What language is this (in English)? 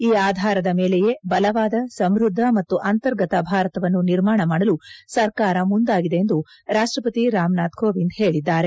Kannada